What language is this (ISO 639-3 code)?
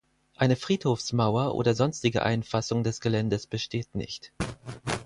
deu